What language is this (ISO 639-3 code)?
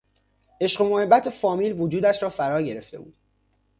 fas